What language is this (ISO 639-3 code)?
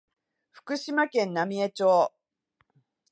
jpn